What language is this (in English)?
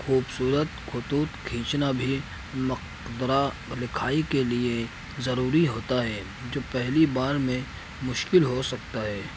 Urdu